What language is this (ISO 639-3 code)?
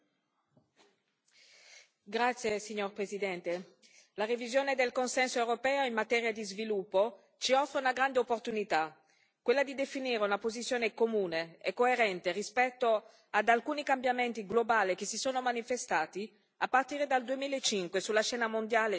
ita